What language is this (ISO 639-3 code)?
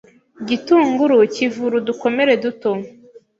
kin